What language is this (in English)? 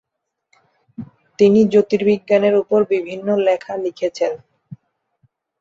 Bangla